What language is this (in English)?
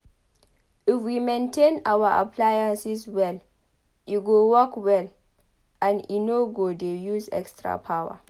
Nigerian Pidgin